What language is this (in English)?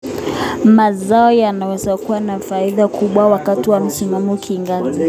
Kalenjin